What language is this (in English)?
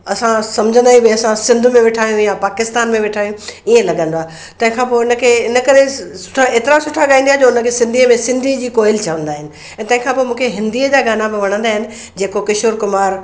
Sindhi